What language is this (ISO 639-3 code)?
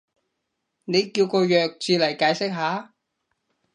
yue